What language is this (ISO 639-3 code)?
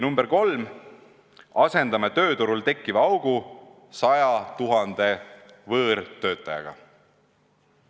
est